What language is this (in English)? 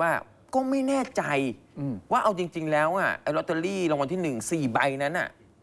Thai